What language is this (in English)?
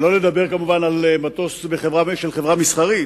Hebrew